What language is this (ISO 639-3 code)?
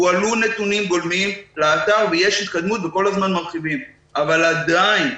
heb